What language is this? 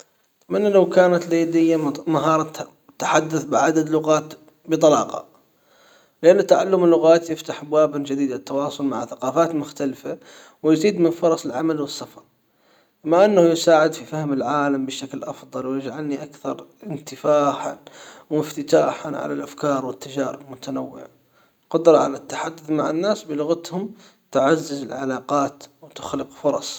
Hijazi Arabic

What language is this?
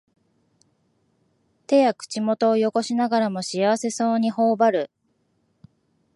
Japanese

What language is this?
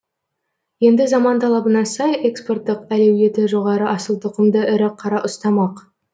Kazakh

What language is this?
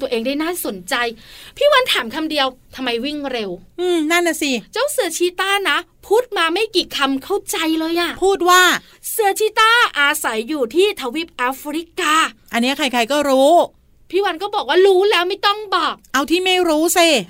Thai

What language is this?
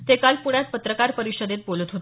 Marathi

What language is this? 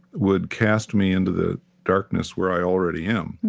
English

